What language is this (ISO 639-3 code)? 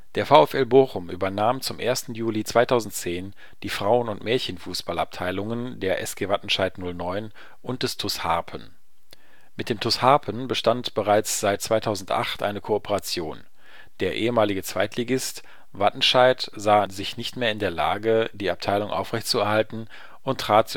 deu